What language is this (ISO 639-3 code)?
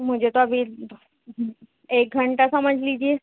urd